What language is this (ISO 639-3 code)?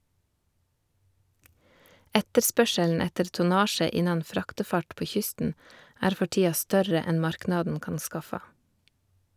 nor